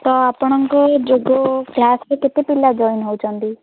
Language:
Odia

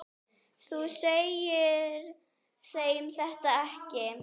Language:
Icelandic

